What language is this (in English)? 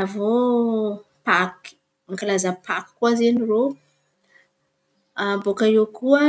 Antankarana Malagasy